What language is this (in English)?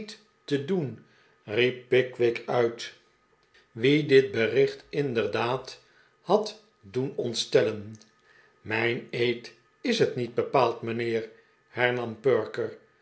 Dutch